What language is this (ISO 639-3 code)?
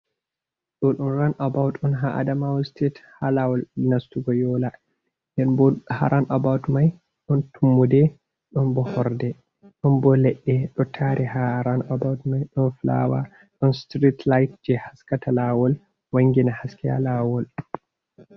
ful